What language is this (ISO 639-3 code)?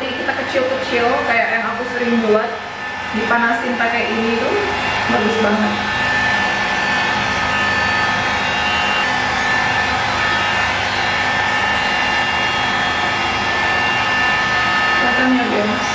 ind